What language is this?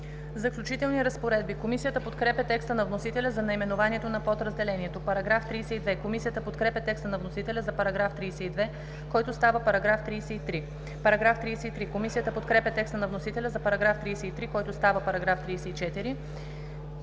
Bulgarian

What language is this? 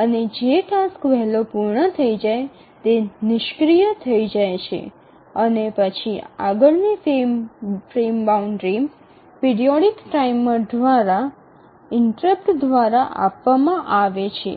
Gujarati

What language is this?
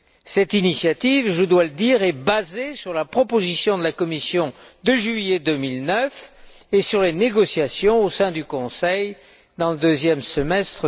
French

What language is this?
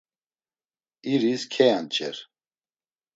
Laz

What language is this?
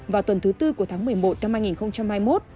Vietnamese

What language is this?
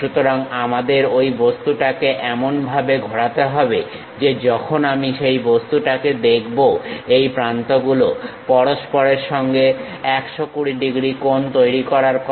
Bangla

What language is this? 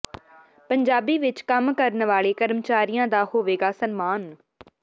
Punjabi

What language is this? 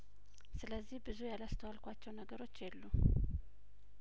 Amharic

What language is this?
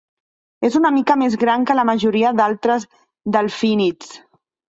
Catalan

